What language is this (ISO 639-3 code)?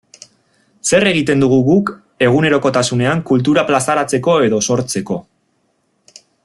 eus